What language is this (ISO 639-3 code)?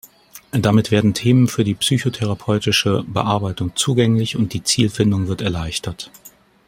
deu